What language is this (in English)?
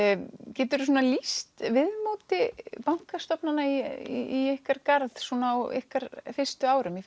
Icelandic